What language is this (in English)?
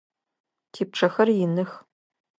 Adyghe